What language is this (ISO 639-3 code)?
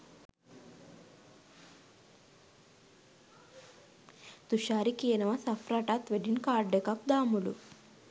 sin